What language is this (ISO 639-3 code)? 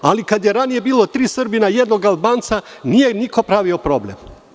srp